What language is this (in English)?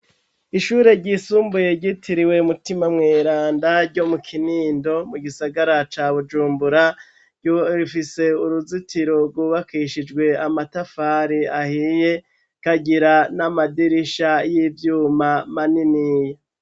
Rundi